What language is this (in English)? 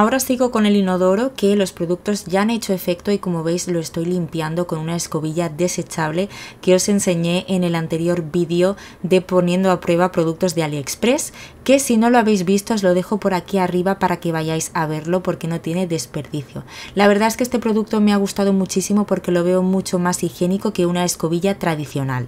Spanish